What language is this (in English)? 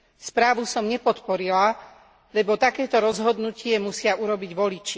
Slovak